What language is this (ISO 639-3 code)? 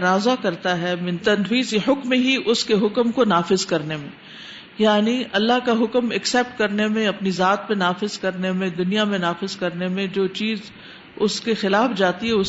urd